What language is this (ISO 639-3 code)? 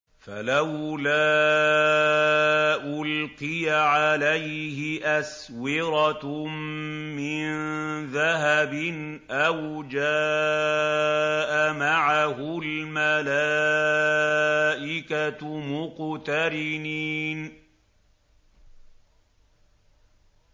ara